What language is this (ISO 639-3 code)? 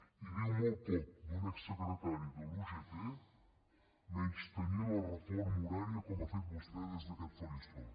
cat